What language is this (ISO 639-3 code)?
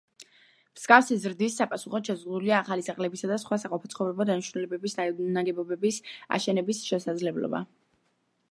kat